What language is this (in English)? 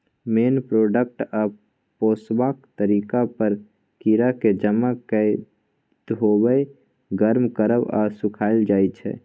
Maithili